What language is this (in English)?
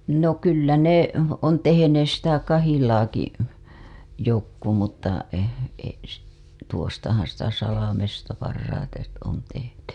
Finnish